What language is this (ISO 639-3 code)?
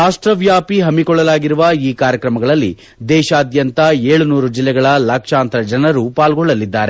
kan